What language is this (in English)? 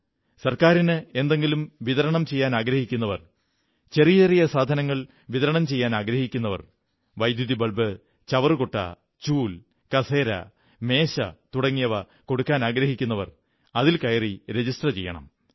Malayalam